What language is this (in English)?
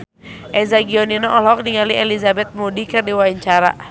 Sundanese